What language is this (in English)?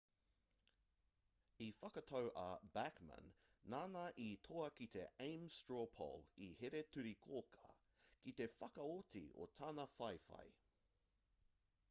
Māori